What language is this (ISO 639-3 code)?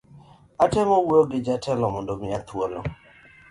luo